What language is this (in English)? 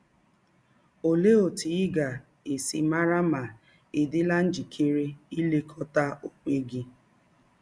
Igbo